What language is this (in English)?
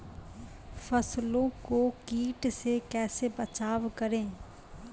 Maithili